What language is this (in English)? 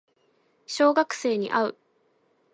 Japanese